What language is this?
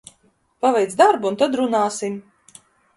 Latvian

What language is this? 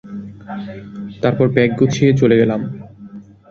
Bangla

